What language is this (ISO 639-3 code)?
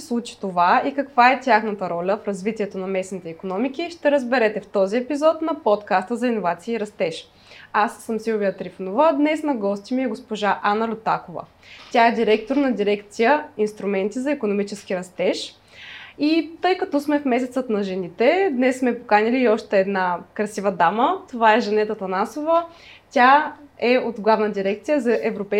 bul